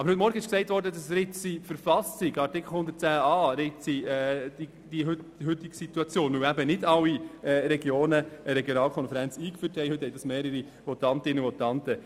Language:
Swiss German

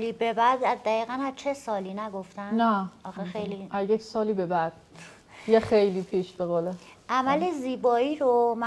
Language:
Persian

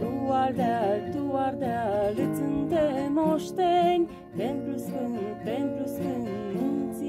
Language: Romanian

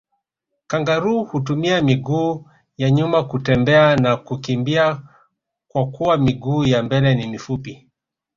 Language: Swahili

